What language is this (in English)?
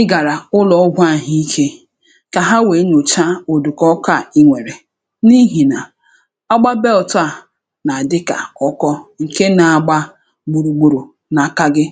Igbo